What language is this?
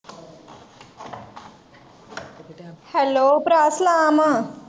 Punjabi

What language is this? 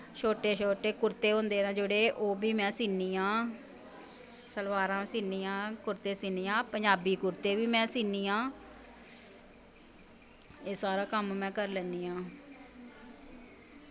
Dogri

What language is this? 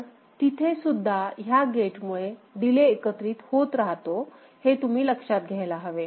Marathi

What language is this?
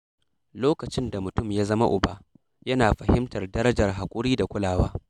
Hausa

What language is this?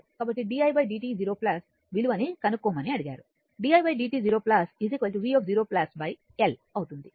Telugu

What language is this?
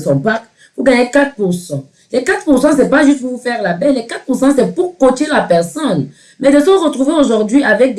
French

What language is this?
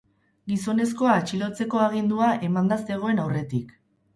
Basque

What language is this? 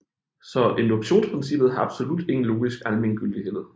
Danish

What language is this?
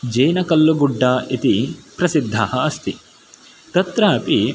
Sanskrit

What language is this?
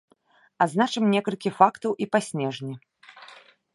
Belarusian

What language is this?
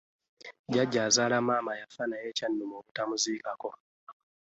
Ganda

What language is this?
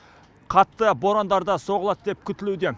Kazakh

